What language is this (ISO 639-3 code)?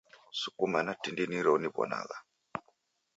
dav